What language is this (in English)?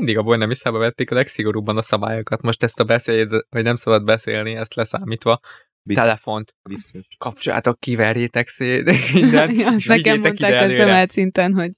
Hungarian